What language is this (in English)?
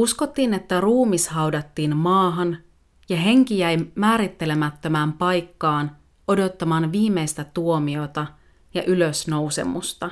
Finnish